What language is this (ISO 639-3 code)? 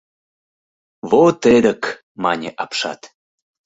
chm